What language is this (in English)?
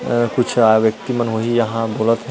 Chhattisgarhi